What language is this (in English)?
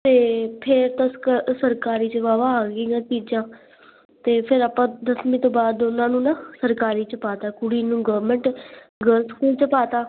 Punjabi